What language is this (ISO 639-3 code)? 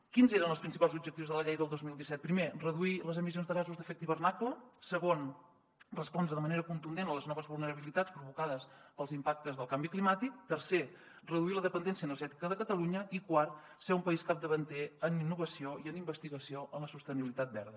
cat